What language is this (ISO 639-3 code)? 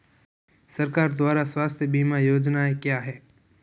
hin